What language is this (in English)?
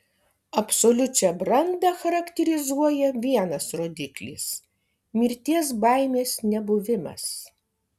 Lithuanian